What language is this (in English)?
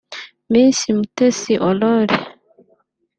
Kinyarwanda